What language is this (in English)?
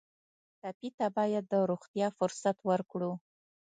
Pashto